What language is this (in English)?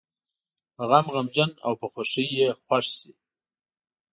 Pashto